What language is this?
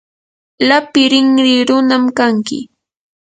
Yanahuanca Pasco Quechua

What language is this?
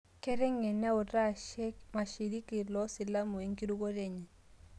Masai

